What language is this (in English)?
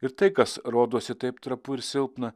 Lithuanian